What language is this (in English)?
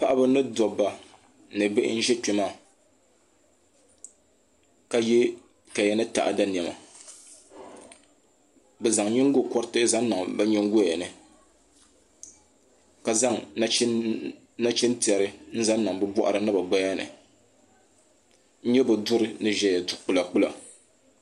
Dagbani